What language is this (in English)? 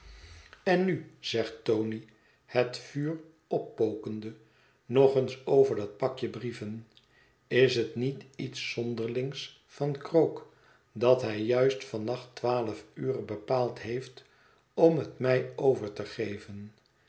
Dutch